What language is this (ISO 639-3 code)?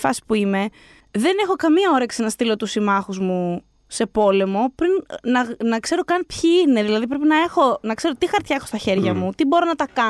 ell